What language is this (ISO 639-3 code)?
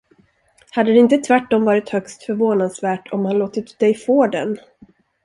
swe